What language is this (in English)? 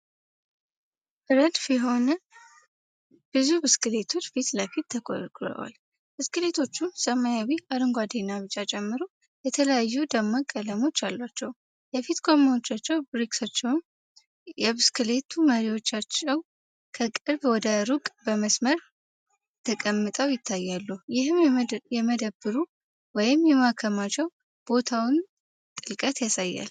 Amharic